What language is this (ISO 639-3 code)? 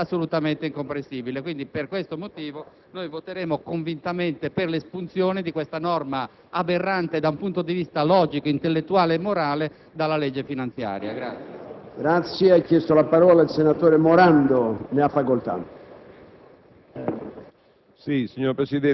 ita